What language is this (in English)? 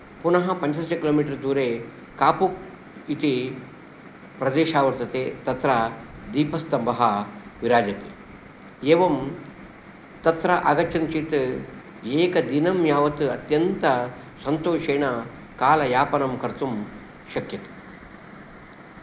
Sanskrit